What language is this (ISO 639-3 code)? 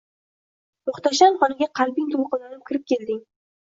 uzb